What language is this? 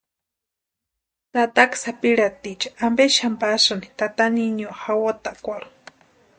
Western Highland Purepecha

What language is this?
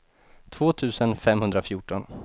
Swedish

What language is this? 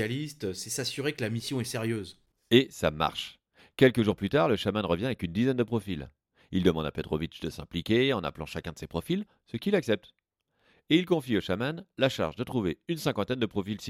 French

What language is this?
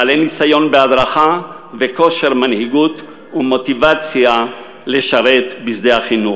Hebrew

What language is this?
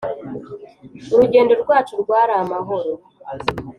Kinyarwanda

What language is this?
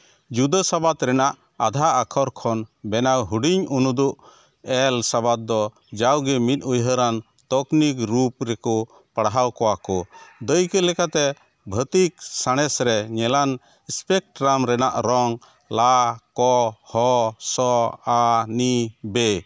Santali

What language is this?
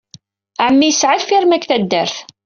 Kabyle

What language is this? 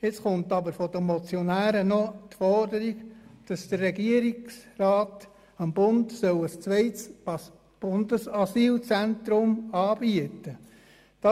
Swiss German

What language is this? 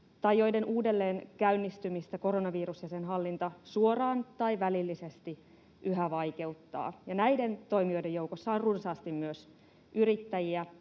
Finnish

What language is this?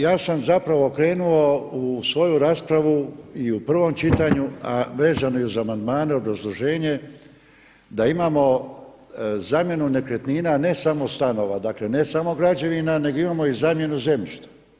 Croatian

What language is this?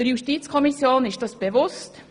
Swiss German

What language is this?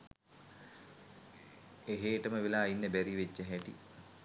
Sinhala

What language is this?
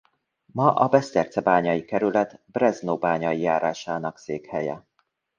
Hungarian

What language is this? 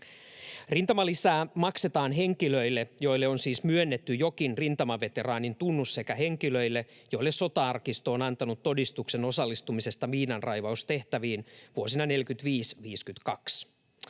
Finnish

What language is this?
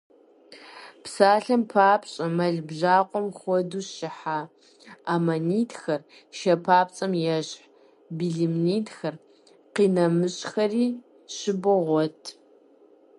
Kabardian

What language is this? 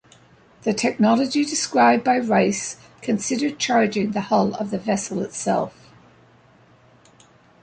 English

